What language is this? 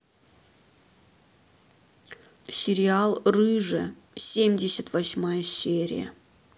Russian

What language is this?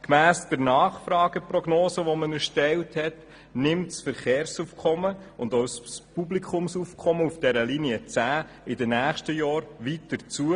Swiss German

